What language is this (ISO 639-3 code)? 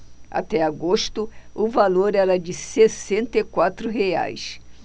por